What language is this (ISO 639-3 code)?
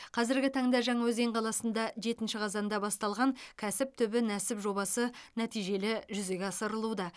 kaz